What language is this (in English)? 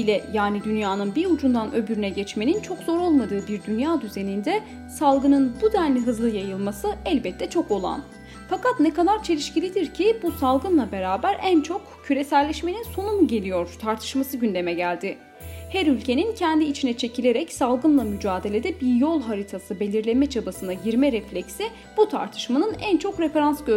Turkish